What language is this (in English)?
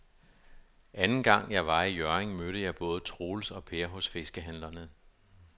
Danish